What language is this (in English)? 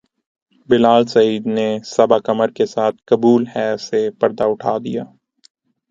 Urdu